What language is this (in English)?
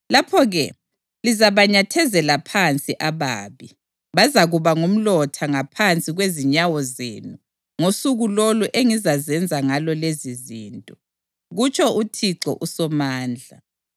North Ndebele